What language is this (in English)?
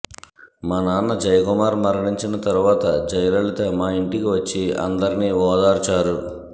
Telugu